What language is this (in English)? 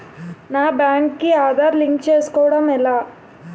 Telugu